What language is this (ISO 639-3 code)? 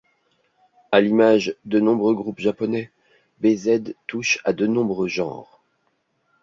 fra